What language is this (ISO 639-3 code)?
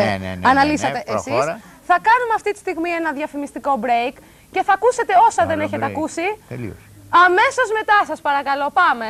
ell